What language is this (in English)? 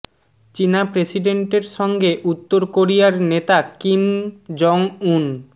Bangla